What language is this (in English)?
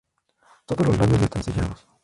Spanish